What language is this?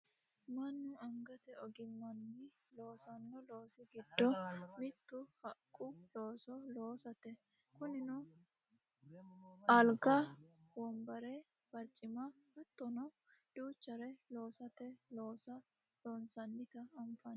Sidamo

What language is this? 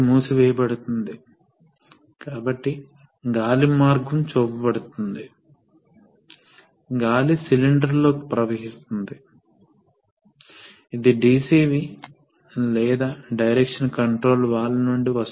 Telugu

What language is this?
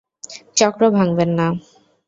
Bangla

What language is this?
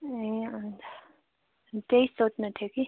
Nepali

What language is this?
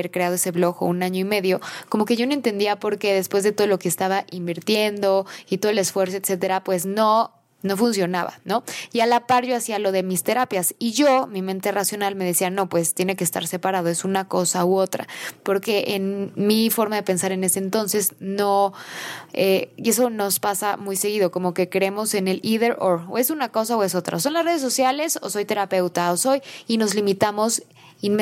Spanish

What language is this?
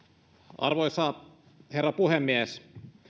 Finnish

